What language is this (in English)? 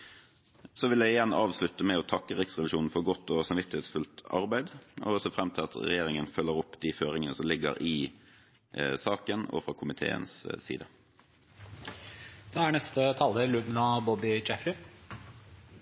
Norwegian Bokmål